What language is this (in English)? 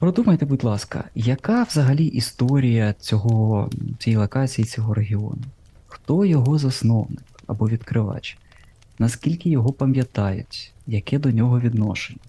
Ukrainian